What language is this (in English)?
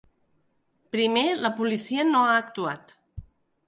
Catalan